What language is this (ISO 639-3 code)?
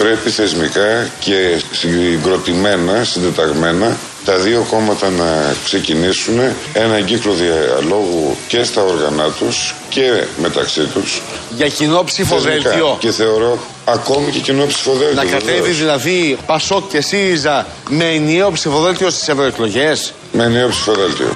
ell